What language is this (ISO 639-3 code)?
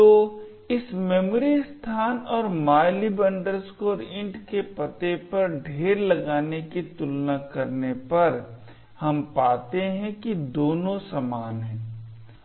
hin